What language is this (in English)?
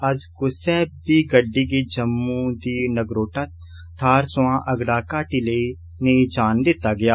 Dogri